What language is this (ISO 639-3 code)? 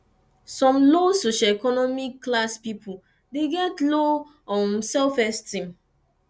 pcm